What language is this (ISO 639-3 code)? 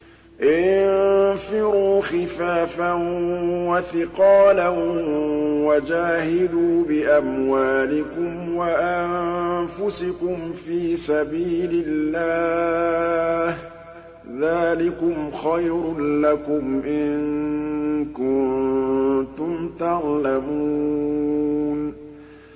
ara